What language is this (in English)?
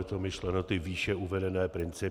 Czech